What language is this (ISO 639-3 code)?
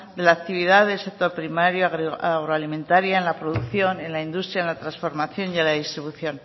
spa